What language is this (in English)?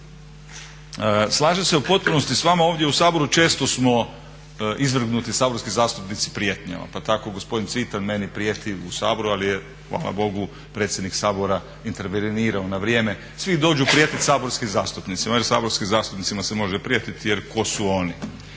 Croatian